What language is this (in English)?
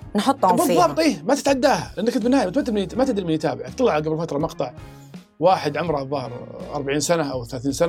Arabic